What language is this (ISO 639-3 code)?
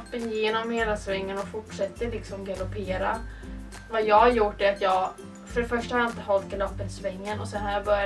swe